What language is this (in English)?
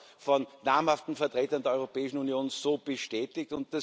German